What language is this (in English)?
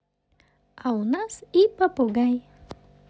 Russian